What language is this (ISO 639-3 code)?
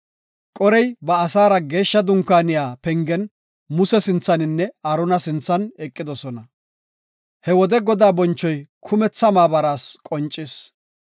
gof